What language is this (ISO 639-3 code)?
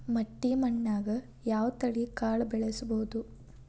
kan